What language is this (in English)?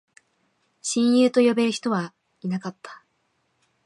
Japanese